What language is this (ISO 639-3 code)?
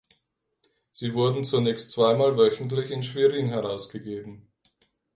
deu